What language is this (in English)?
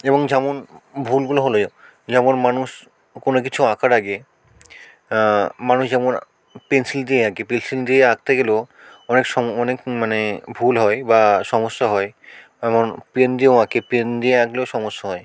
Bangla